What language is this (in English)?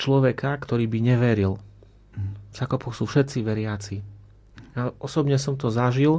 Slovak